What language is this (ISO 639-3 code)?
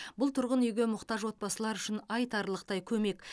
kaz